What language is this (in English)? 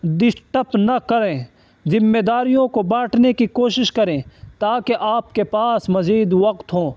Urdu